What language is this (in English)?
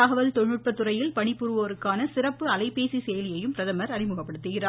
Tamil